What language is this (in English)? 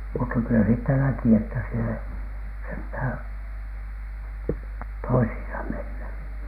Finnish